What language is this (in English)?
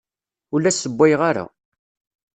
Kabyle